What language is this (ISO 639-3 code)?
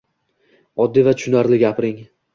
uzb